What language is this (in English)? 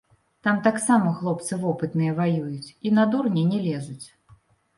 Belarusian